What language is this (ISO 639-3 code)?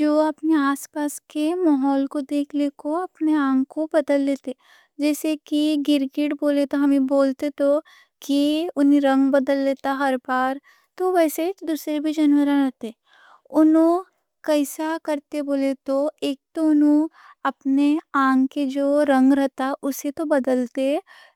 dcc